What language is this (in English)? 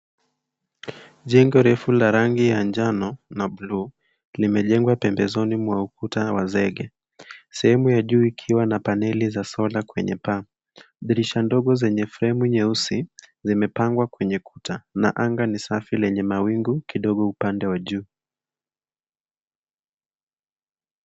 Swahili